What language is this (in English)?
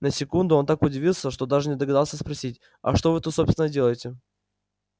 Russian